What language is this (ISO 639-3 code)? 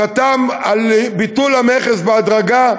heb